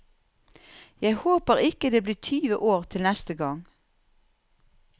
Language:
Norwegian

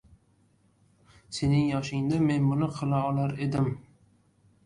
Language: Uzbek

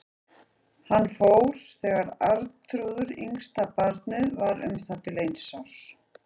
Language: Icelandic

